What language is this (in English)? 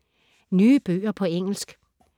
Danish